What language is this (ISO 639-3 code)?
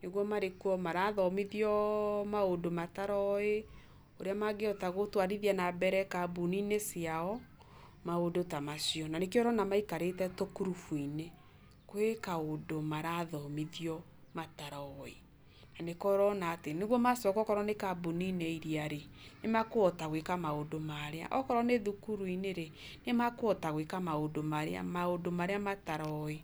kik